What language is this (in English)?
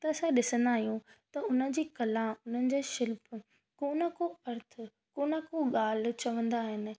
Sindhi